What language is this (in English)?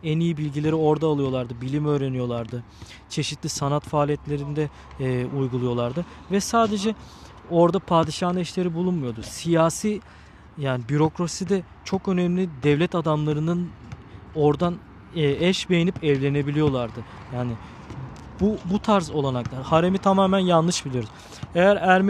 Turkish